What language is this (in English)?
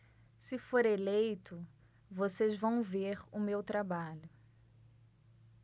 Portuguese